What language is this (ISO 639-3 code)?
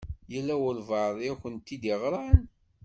kab